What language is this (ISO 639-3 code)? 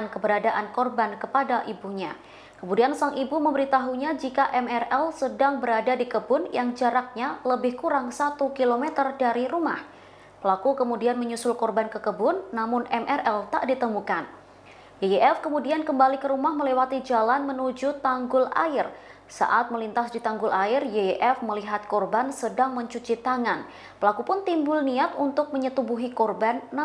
ind